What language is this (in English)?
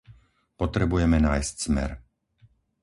Slovak